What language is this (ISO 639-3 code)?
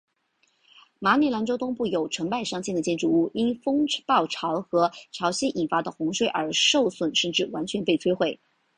zho